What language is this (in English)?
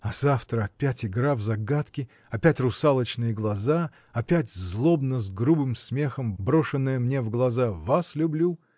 Russian